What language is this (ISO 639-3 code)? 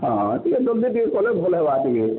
ori